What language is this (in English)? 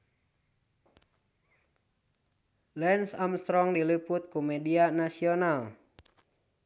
Sundanese